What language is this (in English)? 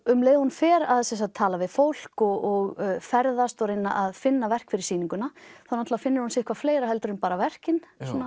Icelandic